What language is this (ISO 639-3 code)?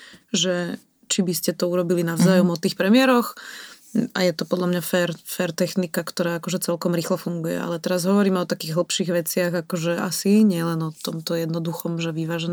slk